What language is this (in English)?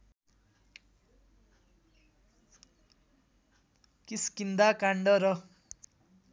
Nepali